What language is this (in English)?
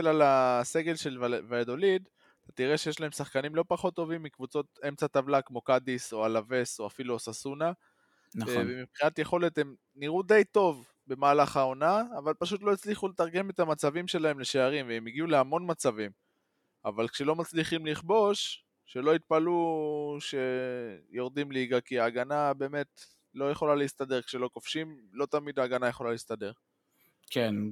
Hebrew